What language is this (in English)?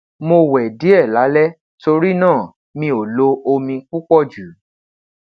Yoruba